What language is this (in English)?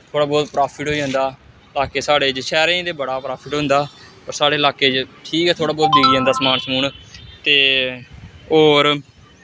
Dogri